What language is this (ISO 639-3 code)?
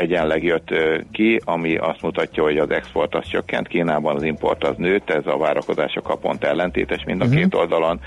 hun